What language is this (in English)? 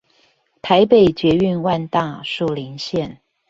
Chinese